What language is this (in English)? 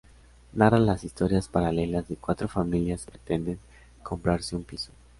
Spanish